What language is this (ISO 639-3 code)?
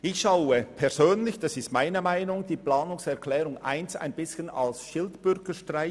gsw